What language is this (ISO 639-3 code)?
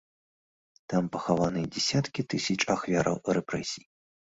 bel